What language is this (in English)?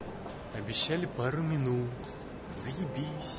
Russian